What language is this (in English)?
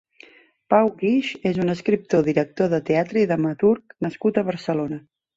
Catalan